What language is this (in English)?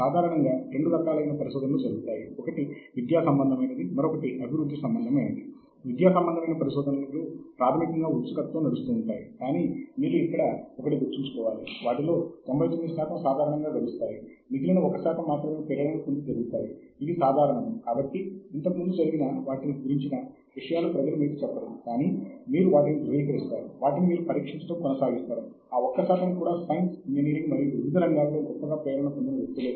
Telugu